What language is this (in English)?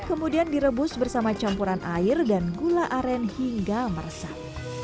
Indonesian